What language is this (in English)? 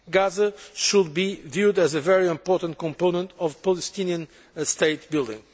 English